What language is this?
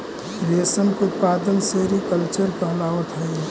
Magahi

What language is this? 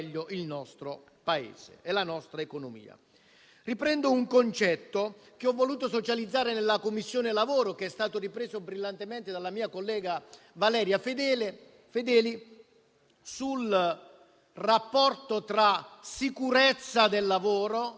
Italian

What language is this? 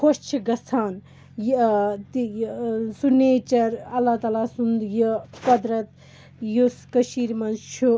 Kashmiri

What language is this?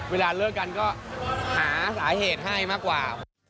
Thai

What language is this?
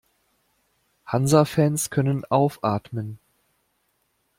German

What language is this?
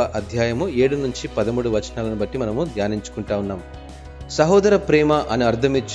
Telugu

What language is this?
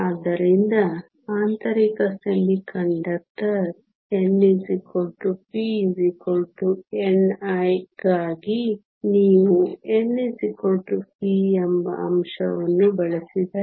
Kannada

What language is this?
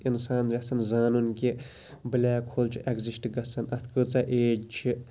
Kashmiri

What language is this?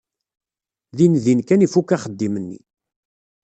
Kabyle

